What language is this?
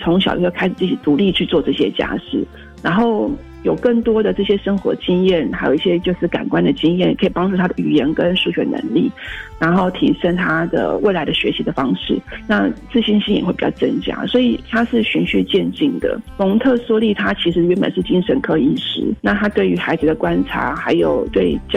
Chinese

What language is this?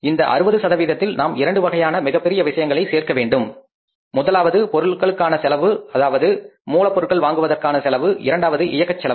Tamil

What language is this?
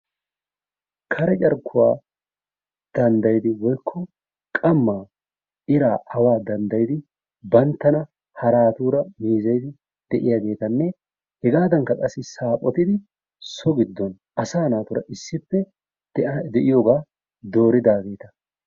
Wolaytta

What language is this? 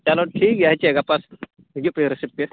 Santali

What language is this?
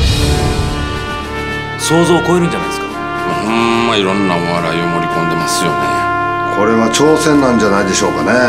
Japanese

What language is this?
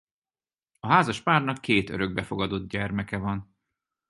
Hungarian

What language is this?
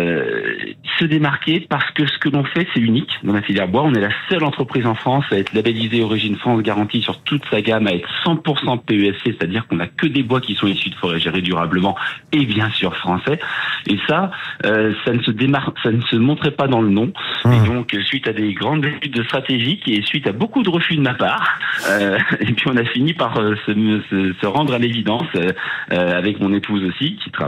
French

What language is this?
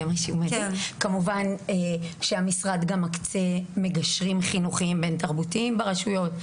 Hebrew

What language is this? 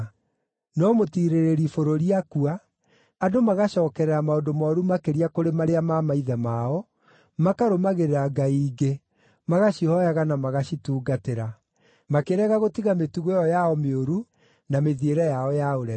Kikuyu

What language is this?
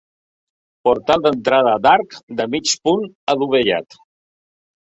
Catalan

